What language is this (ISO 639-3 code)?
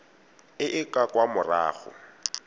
tsn